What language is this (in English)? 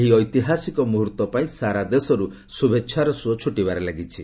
Odia